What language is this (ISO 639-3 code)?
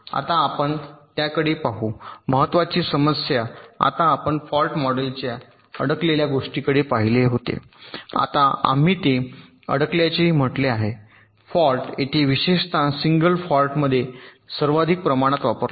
mar